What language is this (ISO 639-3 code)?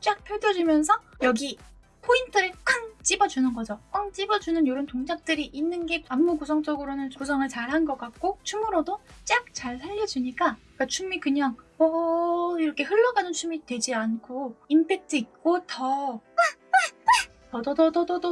kor